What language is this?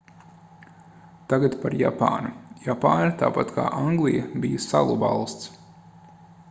Latvian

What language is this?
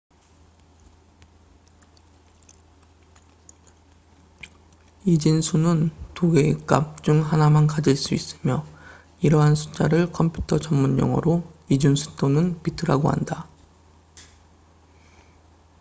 Korean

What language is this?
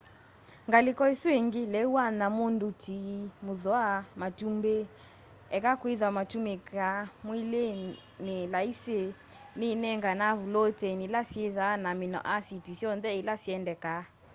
Kamba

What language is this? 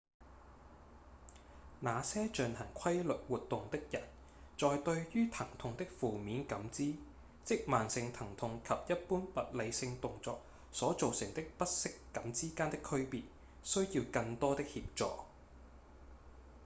Cantonese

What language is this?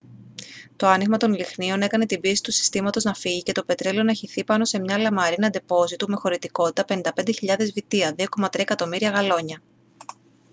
Greek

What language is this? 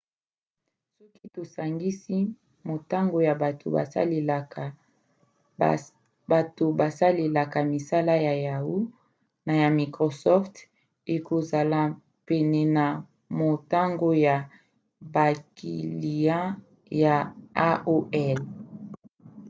Lingala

